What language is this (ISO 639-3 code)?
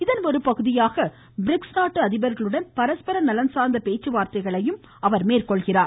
tam